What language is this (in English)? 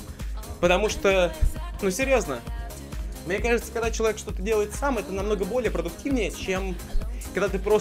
Russian